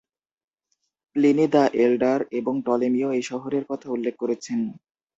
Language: Bangla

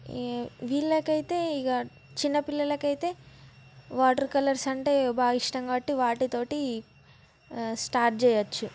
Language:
Telugu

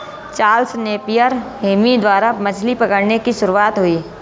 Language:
Hindi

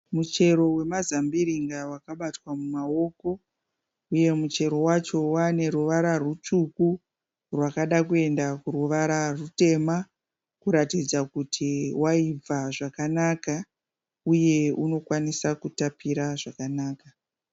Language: Shona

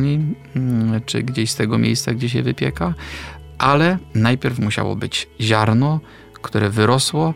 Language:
Polish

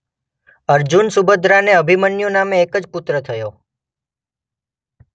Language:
Gujarati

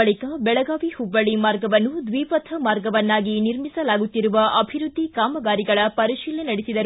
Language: Kannada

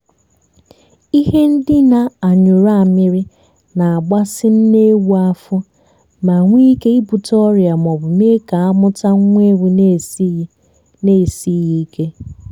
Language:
Igbo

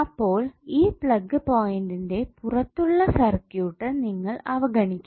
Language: Malayalam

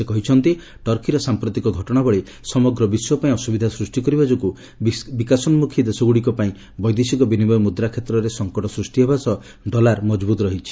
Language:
Odia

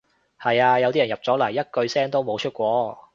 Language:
Cantonese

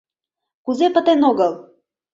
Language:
Mari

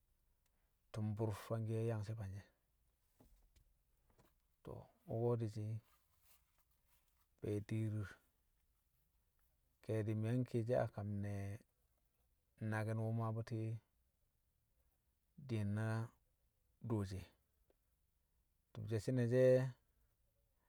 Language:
Kamo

